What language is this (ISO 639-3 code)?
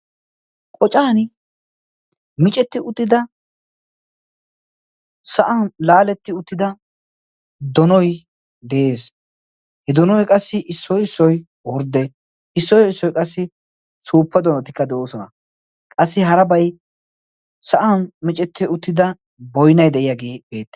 wal